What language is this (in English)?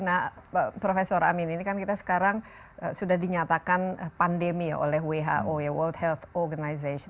Indonesian